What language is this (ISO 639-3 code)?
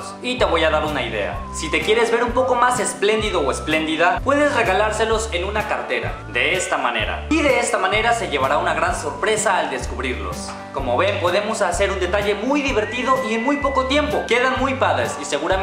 spa